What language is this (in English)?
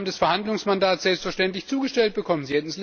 German